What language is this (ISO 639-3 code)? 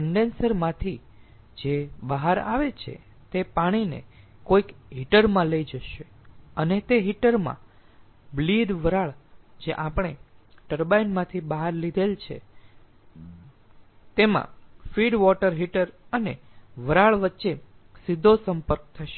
guj